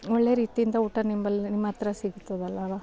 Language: Kannada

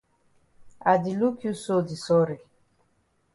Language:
Cameroon Pidgin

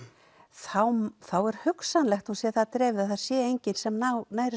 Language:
Icelandic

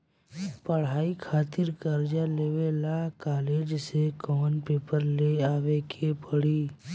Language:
Bhojpuri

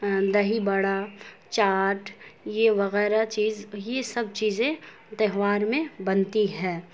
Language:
Urdu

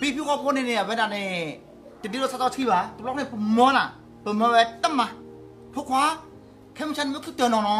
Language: Thai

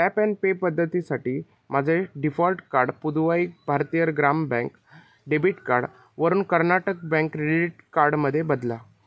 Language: Marathi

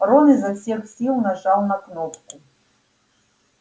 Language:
Russian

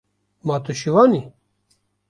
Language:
Kurdish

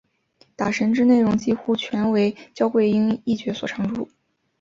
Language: Chinese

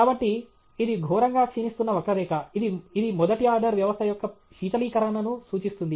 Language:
Telugu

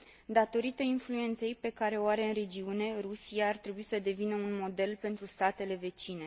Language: Romanian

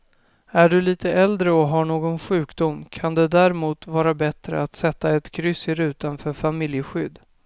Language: Swedish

